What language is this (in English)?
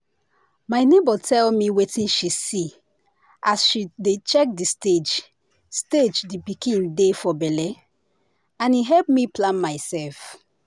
Nigerian Pidgin